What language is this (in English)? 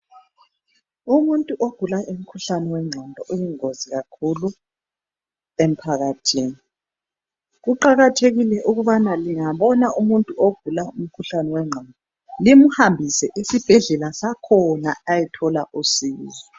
North Ndebele